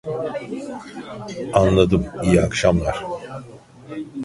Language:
Turkish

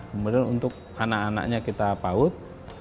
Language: Indonesian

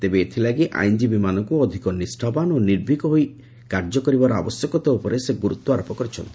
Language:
Odia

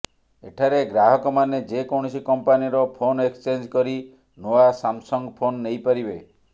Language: Odia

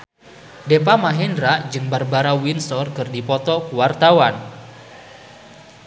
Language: Sundanese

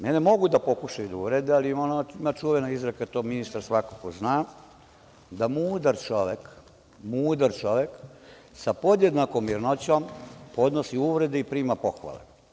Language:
Serbian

